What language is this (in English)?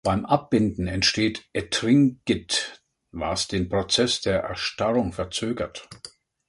German